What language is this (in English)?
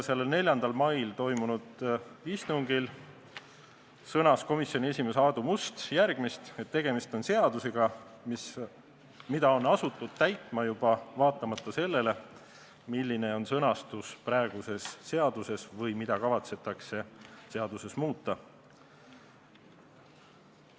Estonian